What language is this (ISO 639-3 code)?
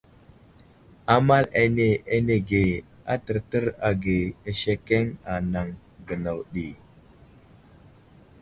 udl